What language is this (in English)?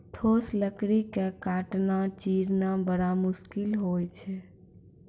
Maithili